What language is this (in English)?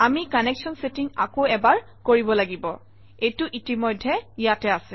Assamese